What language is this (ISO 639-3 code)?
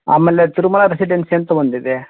kan